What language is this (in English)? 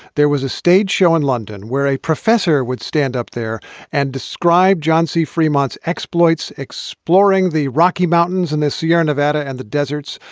English